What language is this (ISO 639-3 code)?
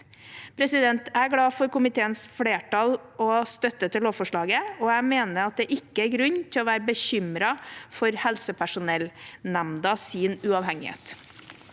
nor